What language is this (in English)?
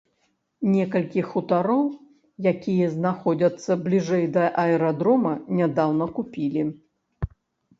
Belarusian